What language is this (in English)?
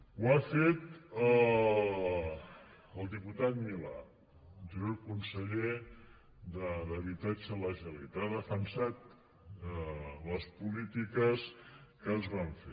Catalan